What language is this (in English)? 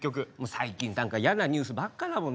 Japanese